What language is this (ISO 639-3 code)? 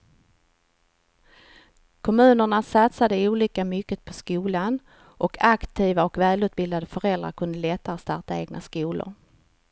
swe